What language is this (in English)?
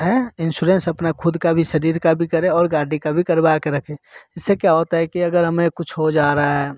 Hindi